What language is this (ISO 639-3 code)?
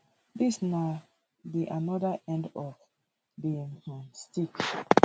pcm